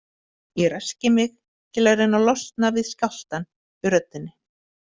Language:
Icelandic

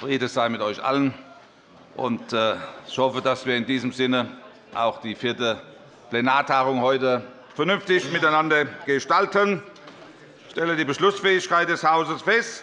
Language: German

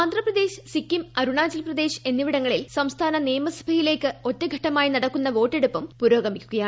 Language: Malayalam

